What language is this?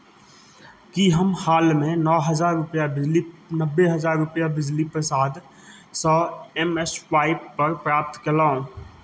Maithili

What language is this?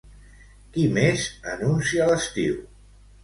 Catalan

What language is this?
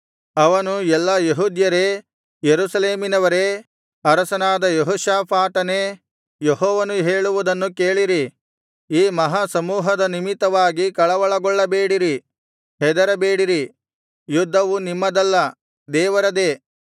Kannada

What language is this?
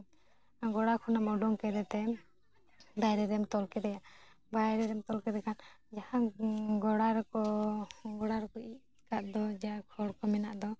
Santali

